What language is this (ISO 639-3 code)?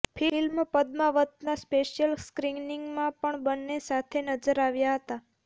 guj